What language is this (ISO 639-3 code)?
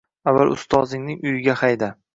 uzb